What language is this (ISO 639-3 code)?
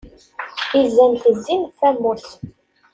kab